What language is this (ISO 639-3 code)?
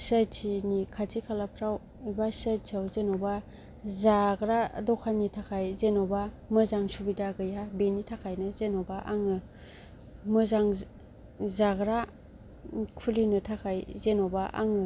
brx